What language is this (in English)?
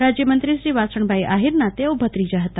Gujarati